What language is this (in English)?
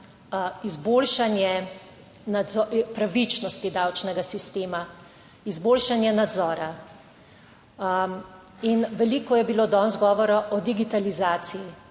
Slovenian